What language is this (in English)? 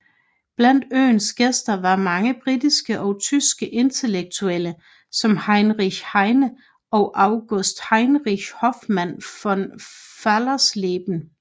Danish